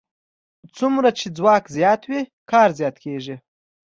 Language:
Pashto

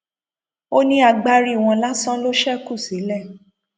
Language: Yoruba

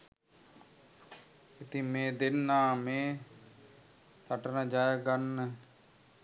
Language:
Sinhala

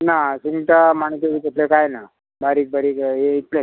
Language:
Konkani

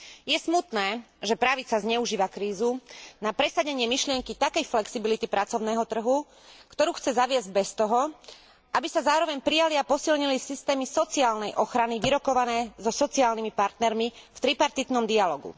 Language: Slovak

